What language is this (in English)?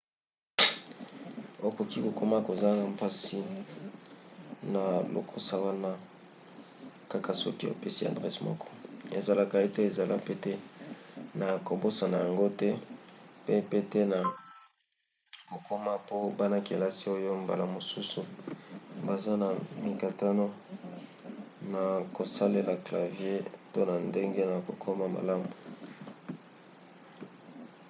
Lingala